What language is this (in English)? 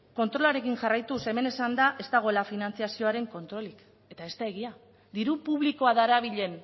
Basque